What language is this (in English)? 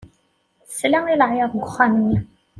Kabyle